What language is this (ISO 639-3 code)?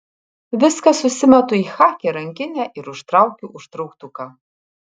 lit